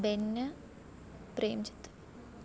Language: Malayalam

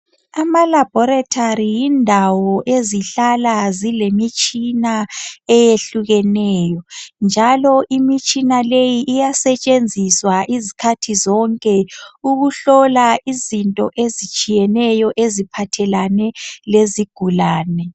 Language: North Ndebele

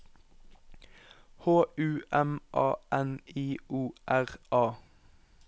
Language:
Norwegian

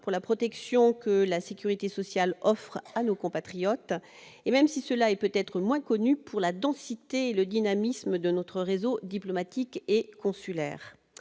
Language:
French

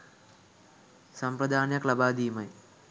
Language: Sinhala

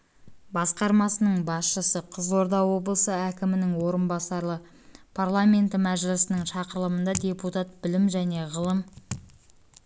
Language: Kazakh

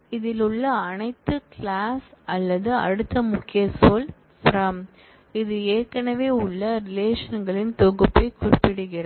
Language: Tamil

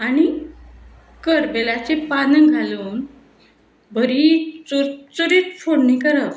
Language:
Konkani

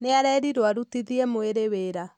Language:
Kikuyu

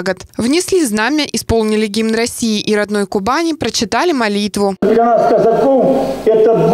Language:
Russian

